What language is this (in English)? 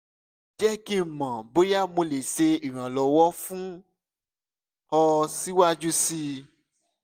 Yoruba